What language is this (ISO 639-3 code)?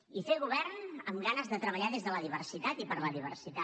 cat